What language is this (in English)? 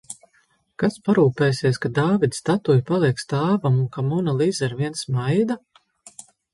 Latvian